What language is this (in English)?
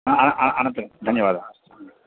Sanskrit